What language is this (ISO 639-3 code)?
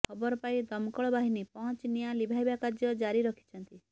ori